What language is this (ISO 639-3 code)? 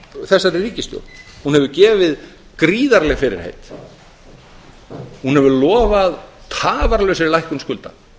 isl